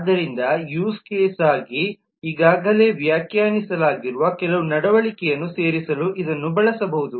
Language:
Kannada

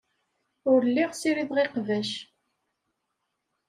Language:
Kabyle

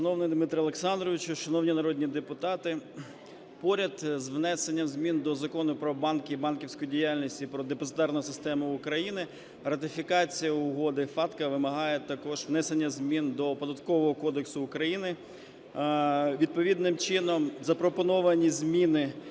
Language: Ukrainian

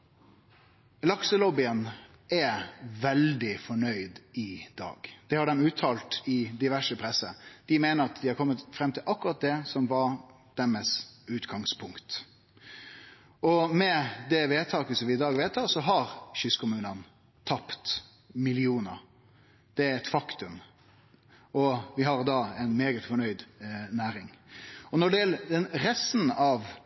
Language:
Norwegian Nynorsk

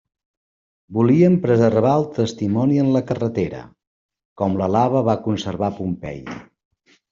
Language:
Catalan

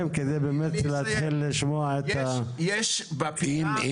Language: Hebrew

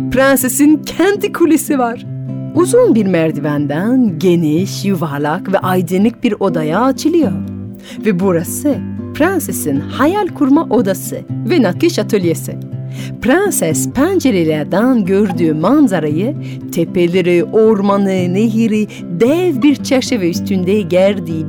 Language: Turkish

